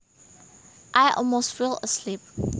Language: Javanese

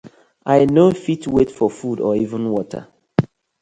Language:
Nigerian Pidgin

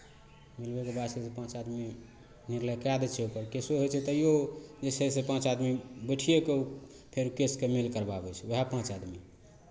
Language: Maithili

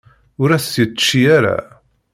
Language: Kabyle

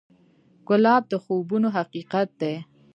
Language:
Pashto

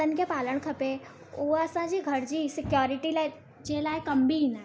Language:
Sindhi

